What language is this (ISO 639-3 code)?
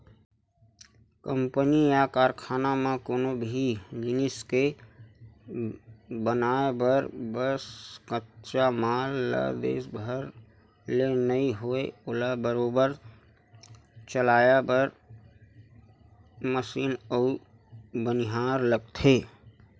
hne